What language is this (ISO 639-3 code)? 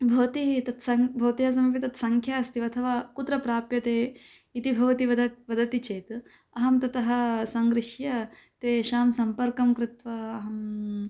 san